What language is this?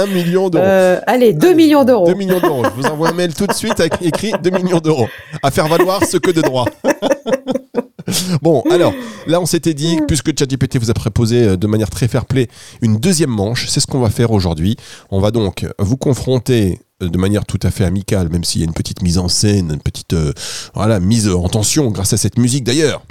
French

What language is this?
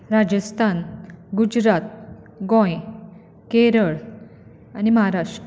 Konkani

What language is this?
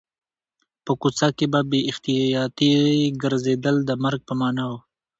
Pashto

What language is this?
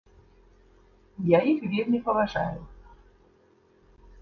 Belarusian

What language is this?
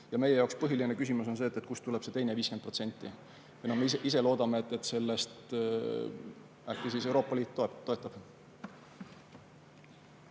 Estonian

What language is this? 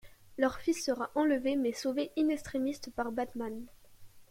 French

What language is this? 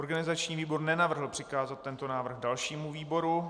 Czech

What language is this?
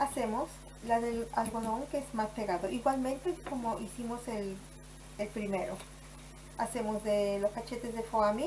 Spanish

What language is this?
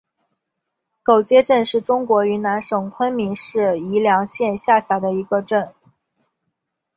Chinese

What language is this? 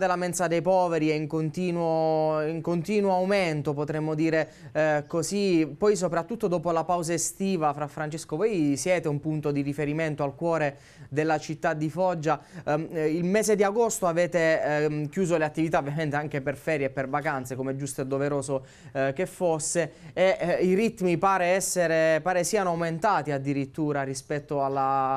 Italian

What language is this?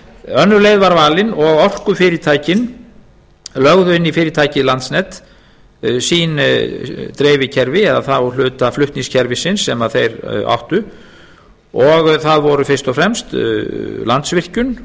Icelandic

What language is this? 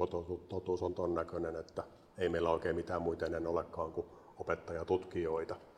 Finnish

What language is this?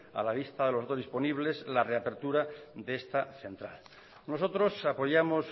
Spanish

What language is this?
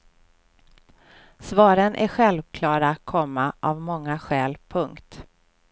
Swedish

